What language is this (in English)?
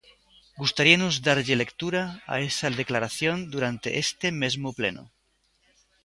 Galician